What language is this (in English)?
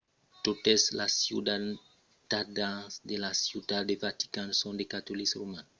Occitan